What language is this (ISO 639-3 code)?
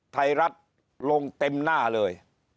tha